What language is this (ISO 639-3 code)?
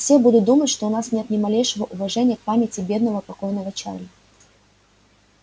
rus